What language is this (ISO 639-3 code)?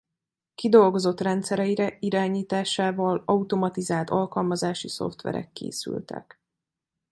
hun